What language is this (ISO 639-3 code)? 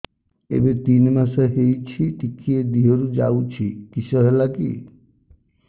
ori